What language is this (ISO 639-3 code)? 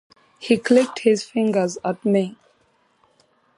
eng